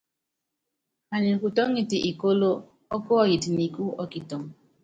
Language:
Yangben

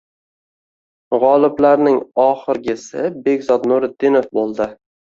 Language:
Uzbek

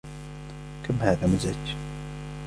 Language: Arabic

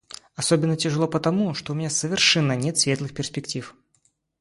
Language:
Russian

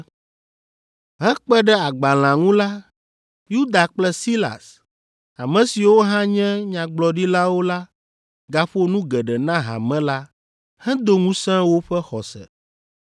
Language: Ewe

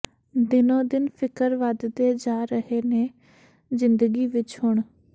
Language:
Punjabi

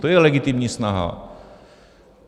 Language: Czech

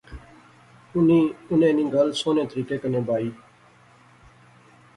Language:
Pahari-Potwari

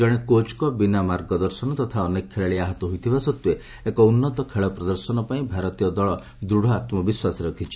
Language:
Odia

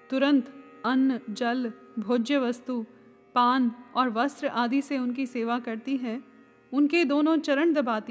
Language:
Hindi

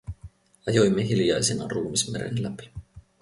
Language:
Finnish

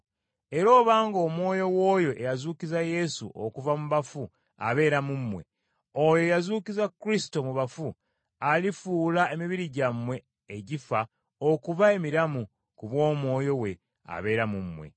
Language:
Ganda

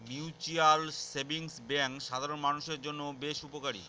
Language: Bangla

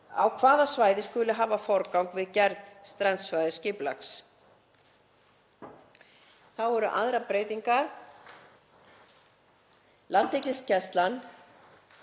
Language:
Icelandic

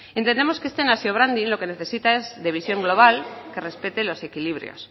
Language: Spanish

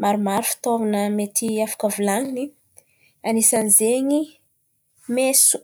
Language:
Antankarana Malagasy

